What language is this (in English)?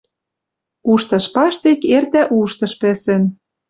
Western Mari